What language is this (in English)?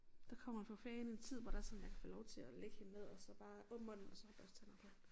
Danish